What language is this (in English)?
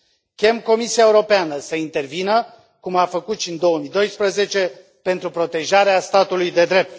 Romanian